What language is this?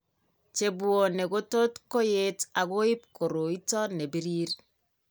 Kalenjin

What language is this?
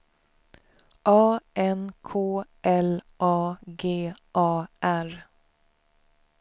Swedish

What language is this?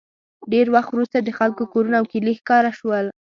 Pashto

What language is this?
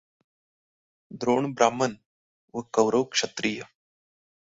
Marathi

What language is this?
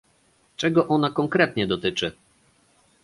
Polish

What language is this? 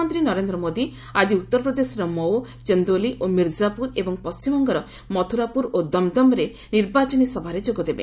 Odia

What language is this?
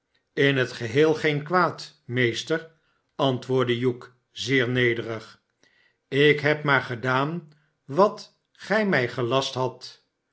Dutch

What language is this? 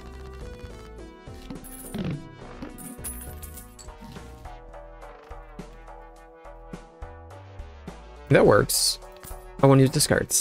English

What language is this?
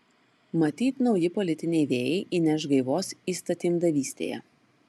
Lithuanian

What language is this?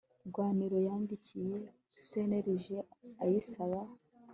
Kinyarwanda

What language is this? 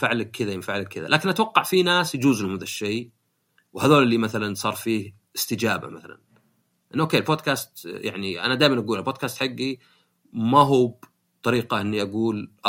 Arabic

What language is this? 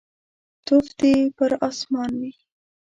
Pashto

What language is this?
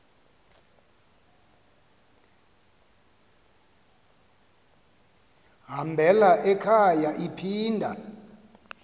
Xhosa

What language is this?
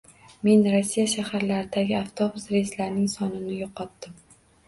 Uzbek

